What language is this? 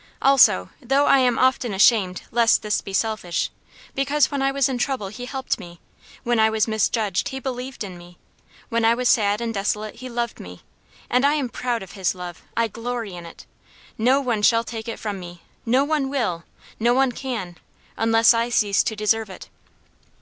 English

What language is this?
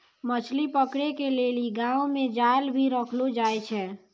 Maithili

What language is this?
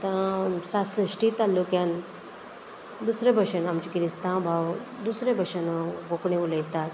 Konkani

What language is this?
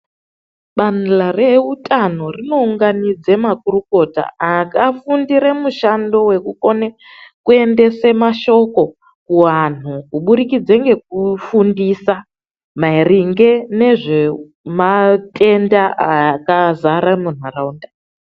Ndau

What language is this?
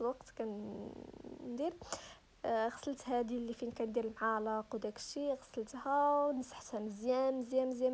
Arabic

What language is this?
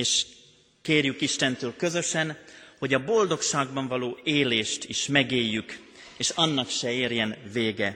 Hungarian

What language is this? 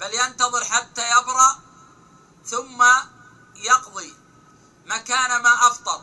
Arabic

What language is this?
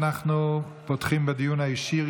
Hebrew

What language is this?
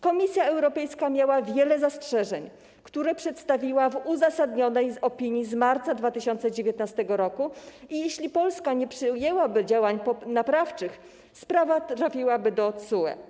Polish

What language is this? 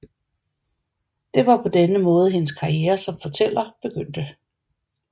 Danish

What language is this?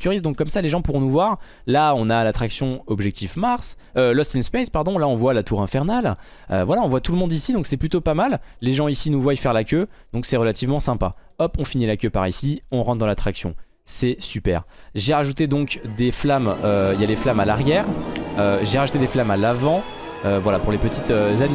French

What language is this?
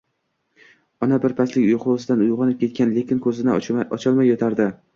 Uzbek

